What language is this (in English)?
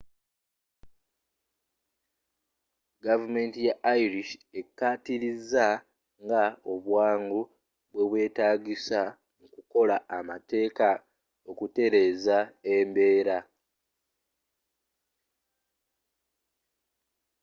Ganda